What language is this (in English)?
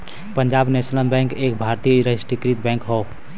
Bhojpuri